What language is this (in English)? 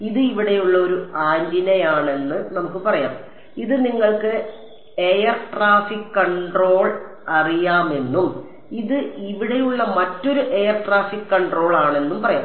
Malayalam